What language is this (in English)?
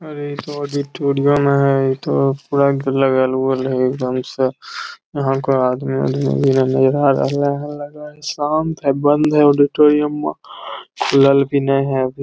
Magahi